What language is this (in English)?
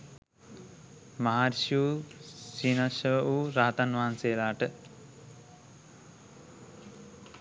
Sinhala